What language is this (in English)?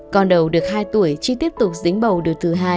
Vietnamese